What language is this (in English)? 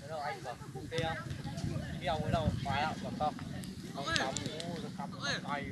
Vietnamese